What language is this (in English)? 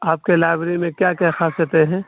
Urdu